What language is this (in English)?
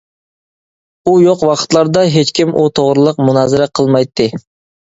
Uyghur